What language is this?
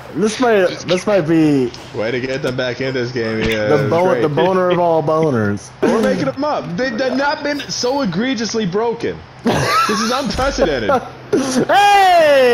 English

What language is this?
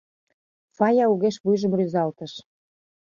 Mari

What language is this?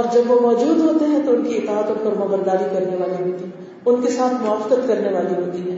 Urdu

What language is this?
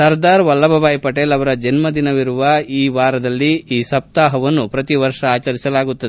Kannada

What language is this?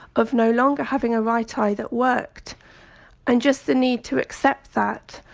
English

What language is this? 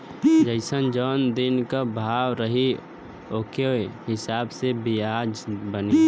Bhojpuri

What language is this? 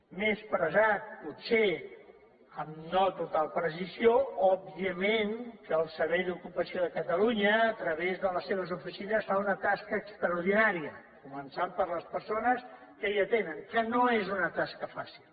Catalan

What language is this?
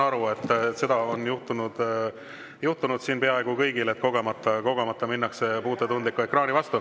Estonian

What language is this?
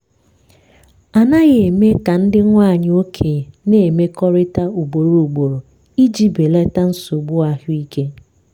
Igbo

